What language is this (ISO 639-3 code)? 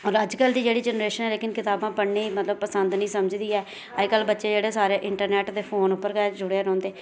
doi